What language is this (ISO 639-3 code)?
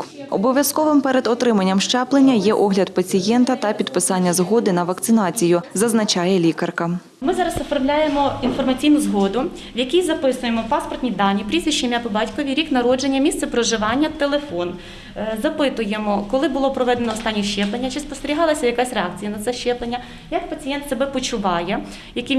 ukr